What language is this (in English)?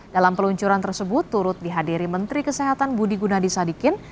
Indonesian